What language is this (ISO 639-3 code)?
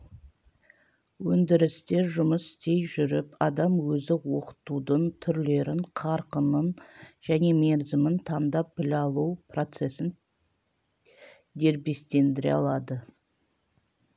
kaz